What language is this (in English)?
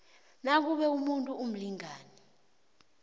South Ndebele